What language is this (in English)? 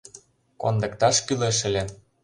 Mari